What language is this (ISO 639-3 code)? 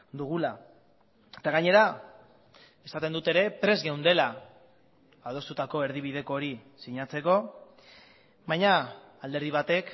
eus